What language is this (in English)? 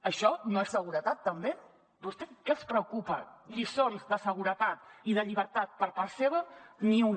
Catalan